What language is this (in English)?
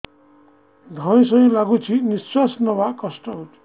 Odia